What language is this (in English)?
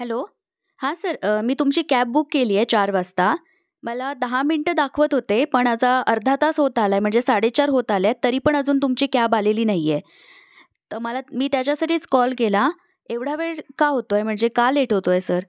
Marathi